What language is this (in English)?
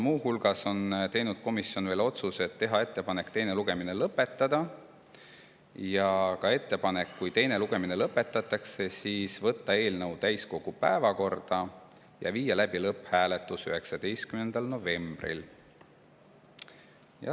Estonian